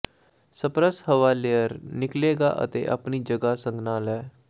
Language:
Punjabi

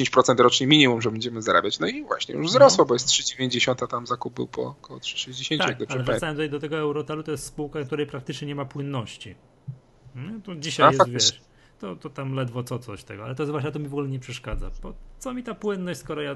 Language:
Polish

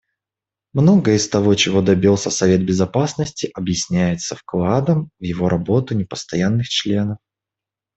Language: Russian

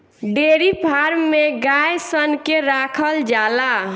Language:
Bhojpuri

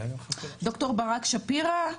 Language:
Hebrew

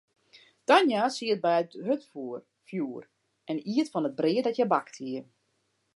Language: Western Frisian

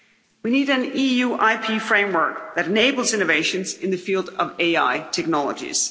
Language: English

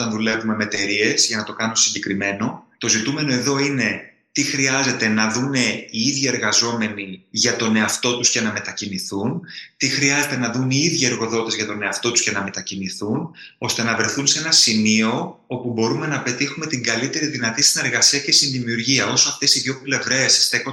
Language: Greek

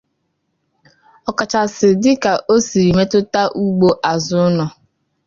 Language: Igbo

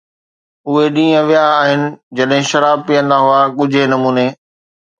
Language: Sindhi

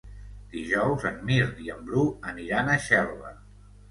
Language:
Catalan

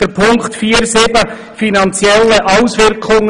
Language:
Swiss German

